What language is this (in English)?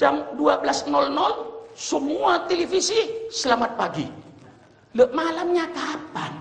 Indonesian